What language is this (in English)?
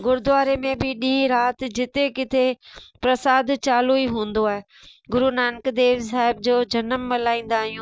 Sindhi